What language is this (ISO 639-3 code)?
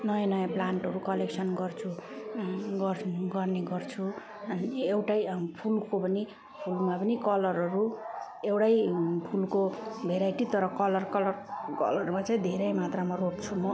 nep